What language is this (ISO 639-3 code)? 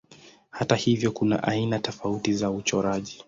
swa